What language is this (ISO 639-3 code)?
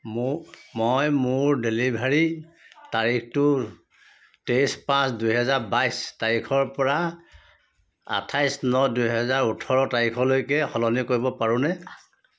asm